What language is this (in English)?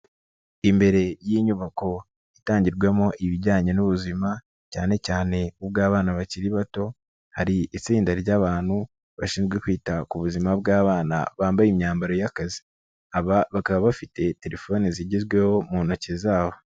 Kinyarwanda